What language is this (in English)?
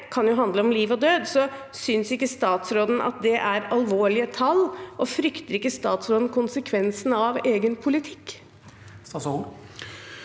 Norwegian